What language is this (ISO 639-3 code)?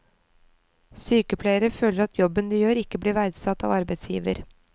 nor